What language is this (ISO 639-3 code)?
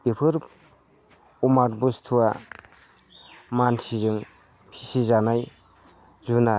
brx